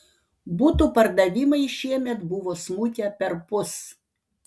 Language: Lithuanian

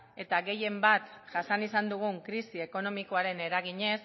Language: Basque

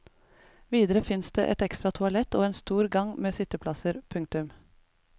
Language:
Norwegian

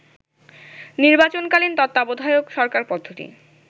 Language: Bangla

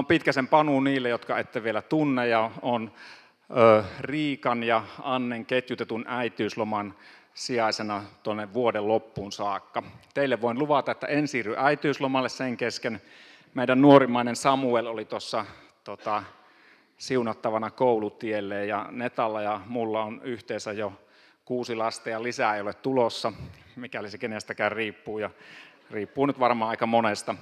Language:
Finnish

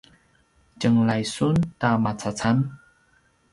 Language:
Paiwan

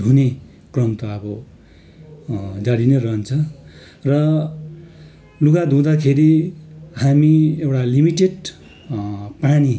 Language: Nepali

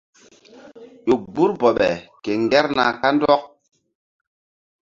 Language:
Mbum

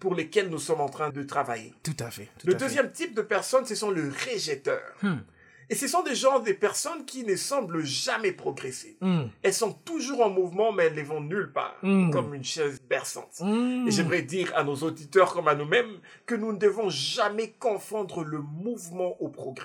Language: French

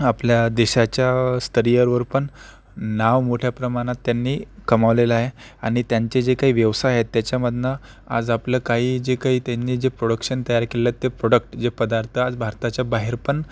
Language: Marathi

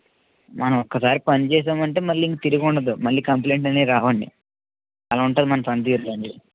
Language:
Telugu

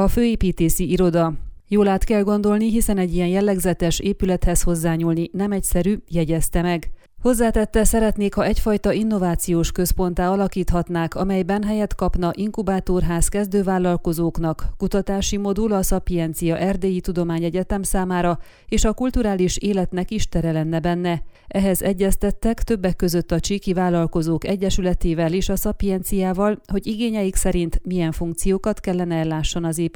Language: Hungarian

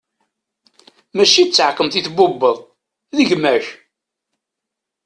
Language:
Kabyle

